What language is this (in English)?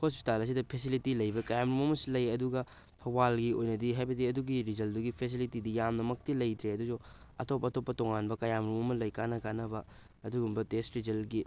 Manipuri